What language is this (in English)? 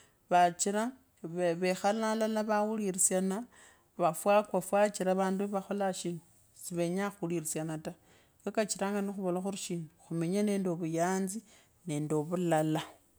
Kabras